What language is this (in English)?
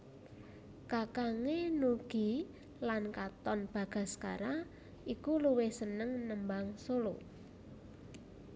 Javanese